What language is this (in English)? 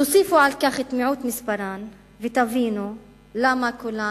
Hebrew